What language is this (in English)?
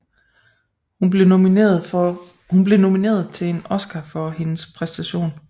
Danish